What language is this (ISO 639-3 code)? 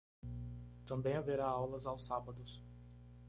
por